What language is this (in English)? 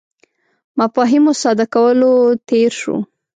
Pashto